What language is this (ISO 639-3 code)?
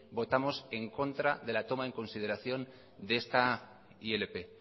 spa